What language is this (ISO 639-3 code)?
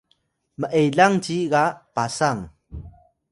tay